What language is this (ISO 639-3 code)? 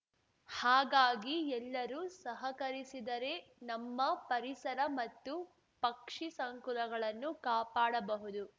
kan